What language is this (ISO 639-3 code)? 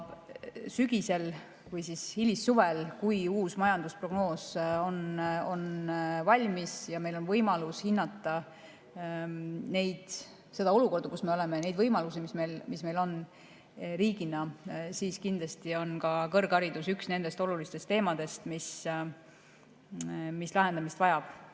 est